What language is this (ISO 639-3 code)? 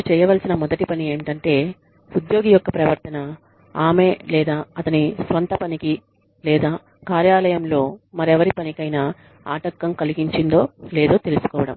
tel